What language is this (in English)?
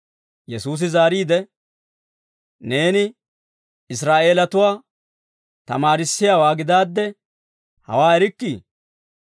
Dawro